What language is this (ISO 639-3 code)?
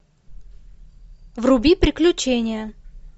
rus